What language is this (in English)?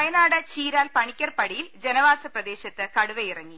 Malayalam